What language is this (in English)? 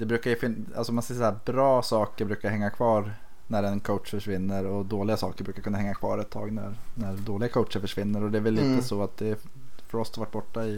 Swedish